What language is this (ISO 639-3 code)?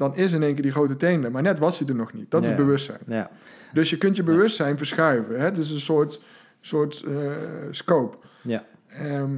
nld